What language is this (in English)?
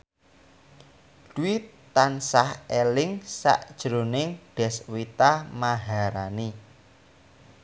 Javanese